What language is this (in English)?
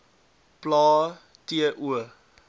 Afrikaans